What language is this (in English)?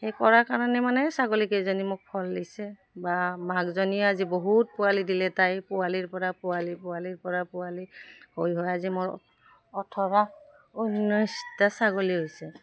Assamese